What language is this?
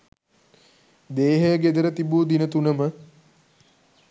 Sinhala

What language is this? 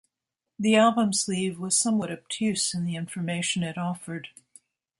English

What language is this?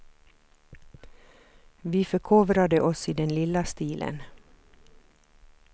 Swedish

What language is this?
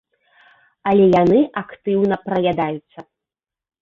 Belarusian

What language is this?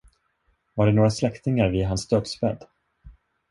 Swedish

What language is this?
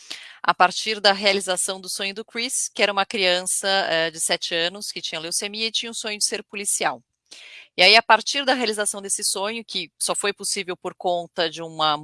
Portuguese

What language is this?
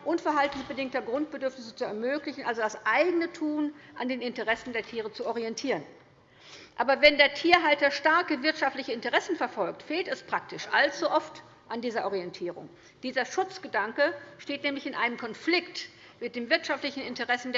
German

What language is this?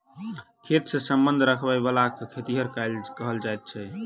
Maithili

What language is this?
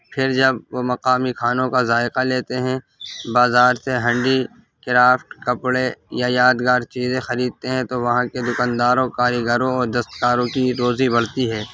Urdu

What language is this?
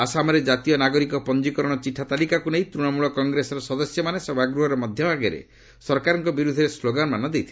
Odia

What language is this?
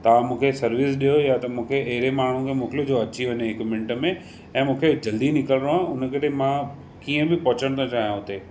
Sindhi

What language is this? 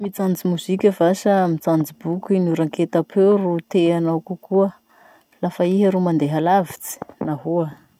Masikoro Malagasy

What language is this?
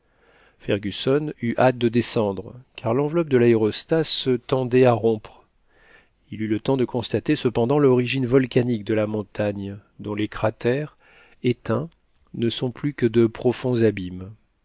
French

